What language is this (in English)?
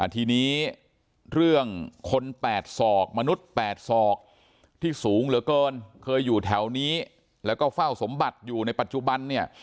Thai